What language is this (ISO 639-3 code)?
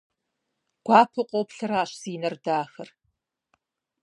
kbd